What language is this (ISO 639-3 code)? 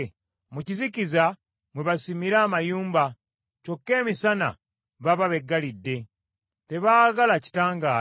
lug